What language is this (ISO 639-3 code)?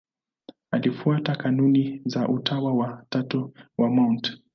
swa